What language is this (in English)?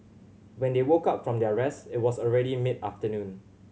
English